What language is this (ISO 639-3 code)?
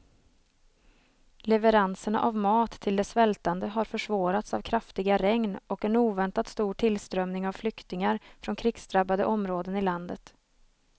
swe